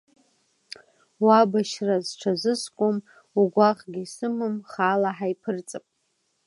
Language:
Abkhazian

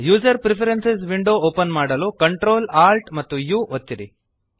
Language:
Kannada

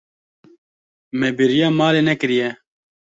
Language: Kurdish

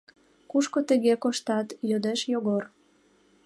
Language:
Mari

